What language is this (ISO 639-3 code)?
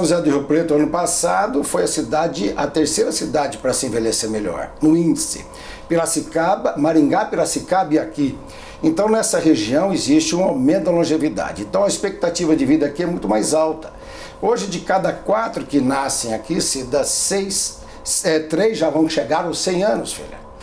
por